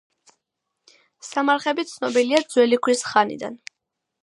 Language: Georgian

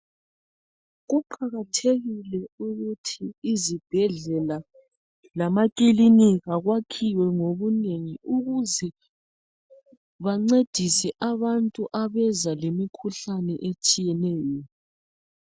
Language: North Ndebele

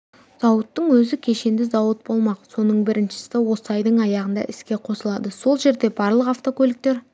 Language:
Kazakh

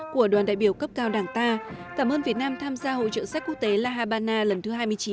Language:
Vietnamese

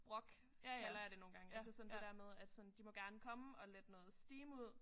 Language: Danish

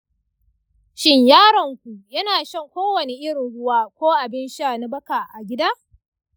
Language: Hausa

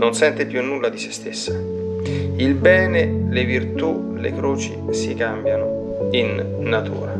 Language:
Italian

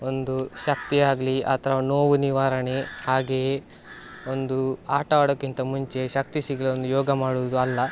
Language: Kannada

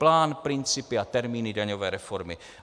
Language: Czech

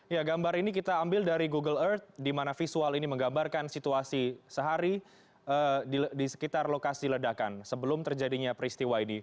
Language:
Indonesian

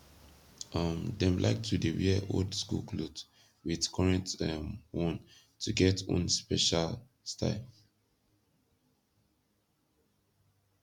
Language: Nigerian Pidgin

